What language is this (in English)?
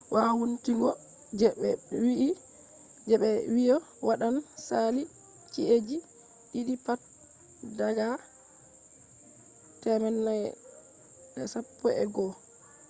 Fula